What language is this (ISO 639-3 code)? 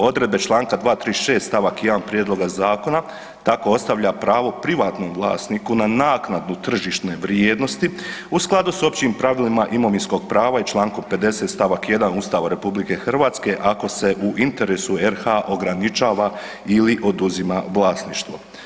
hrv